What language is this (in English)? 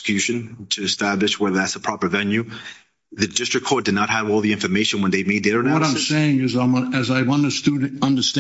English